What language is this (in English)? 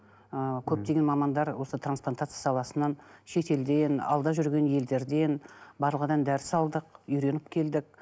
Kazakh